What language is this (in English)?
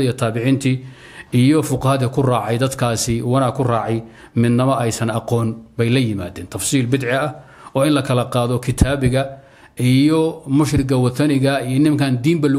Arabic